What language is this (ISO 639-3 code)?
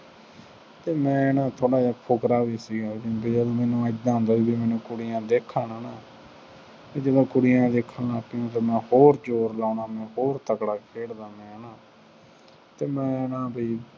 pan